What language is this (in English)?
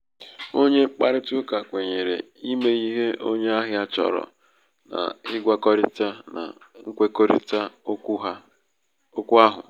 Igbo